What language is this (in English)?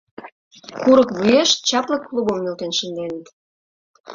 Mari